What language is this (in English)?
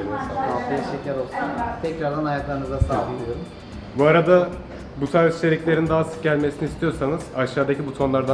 Turkish